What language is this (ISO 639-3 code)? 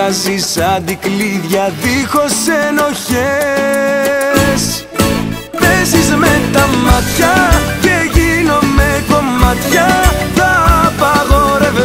ell